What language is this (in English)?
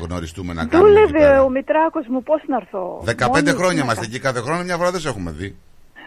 Greek